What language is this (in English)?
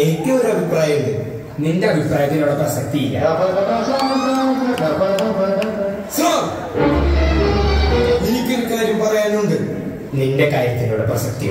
Malayalam